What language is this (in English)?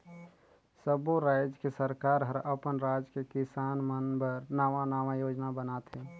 Chhattisgarhi